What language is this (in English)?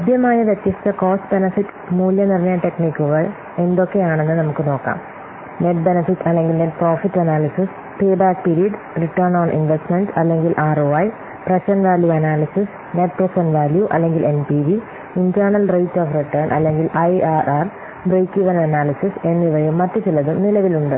Malayalam